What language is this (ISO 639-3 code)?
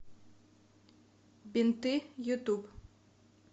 rus